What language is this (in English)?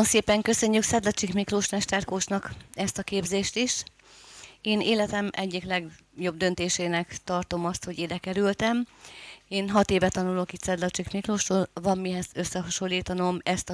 Hungarian